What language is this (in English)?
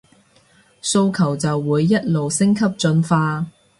Cantonese